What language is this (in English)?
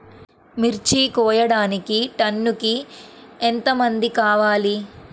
Telugu